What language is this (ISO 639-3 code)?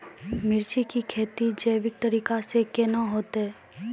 mai